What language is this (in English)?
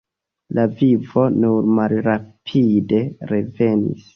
Esperanto